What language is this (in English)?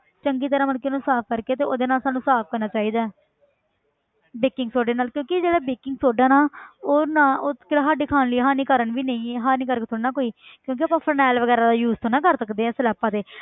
Punjabi